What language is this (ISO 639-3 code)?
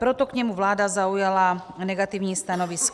ces